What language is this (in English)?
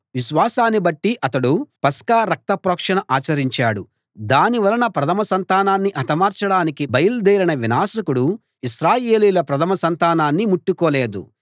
Telugu